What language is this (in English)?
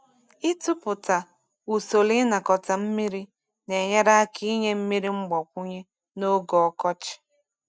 Igbo